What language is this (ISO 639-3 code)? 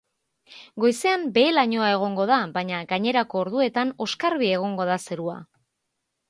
eus